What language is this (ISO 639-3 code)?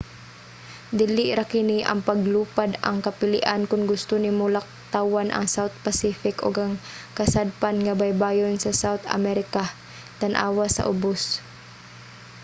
ceb